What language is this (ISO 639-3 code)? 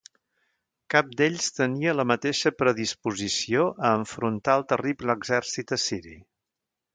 cat